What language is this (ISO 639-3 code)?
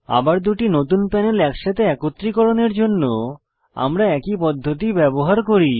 ben